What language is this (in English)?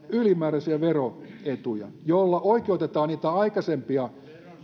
Finnish